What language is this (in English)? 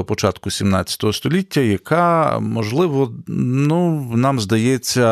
Ukrainian